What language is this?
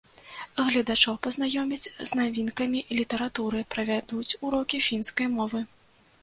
Belarusian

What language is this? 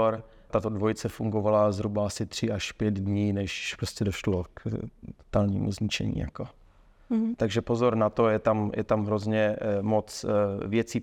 Czech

